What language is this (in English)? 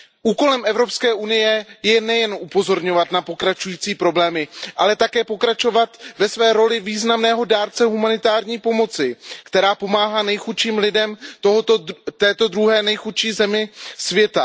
Czech